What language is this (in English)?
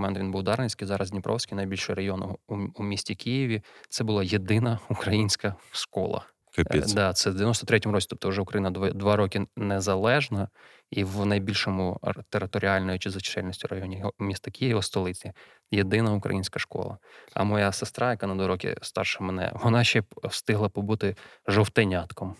Ukrainian